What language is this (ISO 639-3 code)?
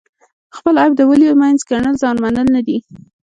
pus